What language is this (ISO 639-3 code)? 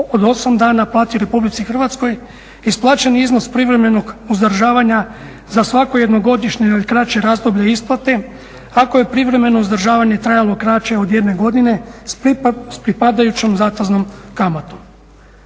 hrv